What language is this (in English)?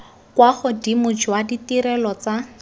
Tswana